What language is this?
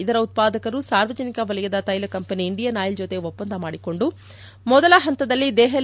Kannada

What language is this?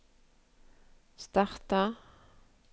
Norwegian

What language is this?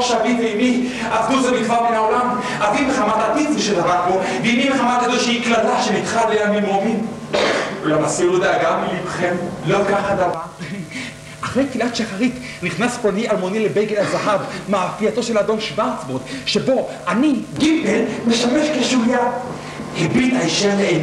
Hebrew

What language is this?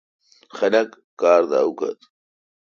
Kalkoti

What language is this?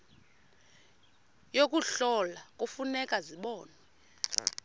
Xhosa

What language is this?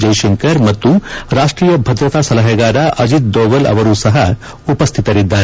Kannada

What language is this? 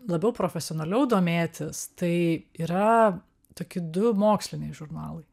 Lithuanian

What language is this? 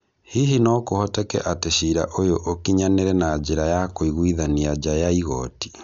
Kikuyu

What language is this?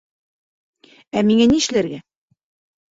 Bashkir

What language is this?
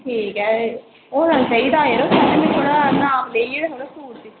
Dogri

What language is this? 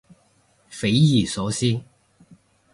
Cantonese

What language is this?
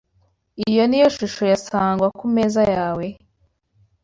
Kinyarwanda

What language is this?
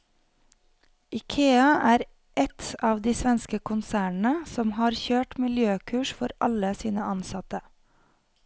Norwegian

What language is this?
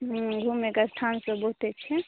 Maithili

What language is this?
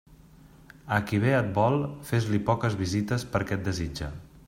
Catalan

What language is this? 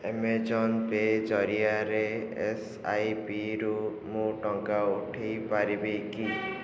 Odia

